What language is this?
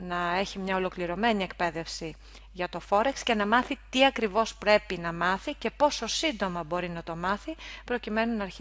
Greek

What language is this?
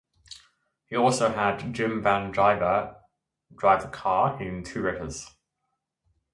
English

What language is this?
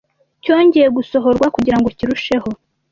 Kinyarwanda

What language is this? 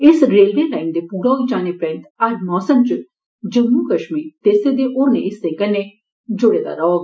Dogri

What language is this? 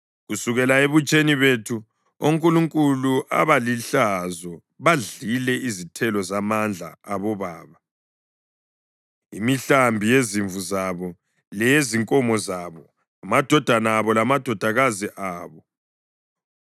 North Ndebele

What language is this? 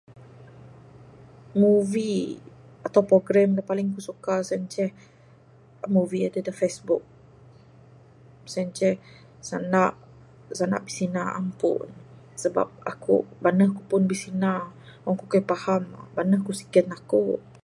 Bukar-Sadung Bidayuh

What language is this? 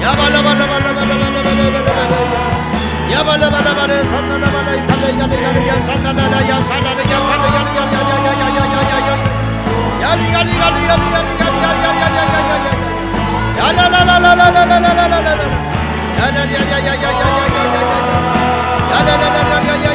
Korean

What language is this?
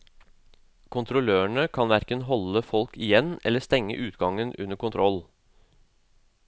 Norwegian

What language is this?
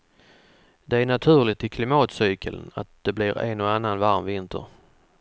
Swedish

